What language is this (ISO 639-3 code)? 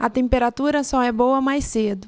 por